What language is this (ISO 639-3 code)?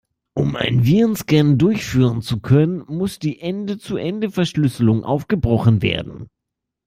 deu